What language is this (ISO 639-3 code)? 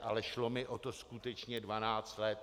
ces